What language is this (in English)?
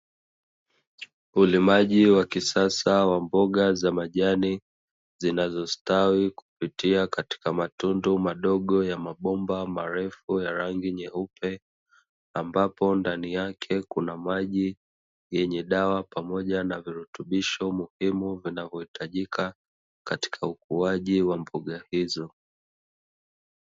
Swahili